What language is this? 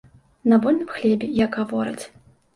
Belarusian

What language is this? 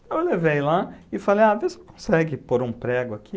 Portuguese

